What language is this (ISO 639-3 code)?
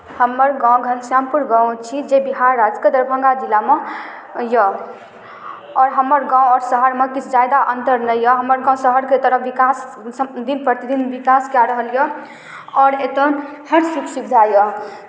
mai